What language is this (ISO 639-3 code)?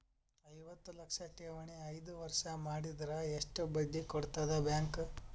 kan